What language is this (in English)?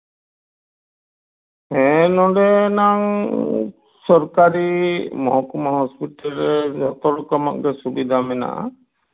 Santali